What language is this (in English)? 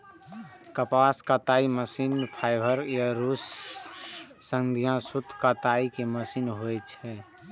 Maithili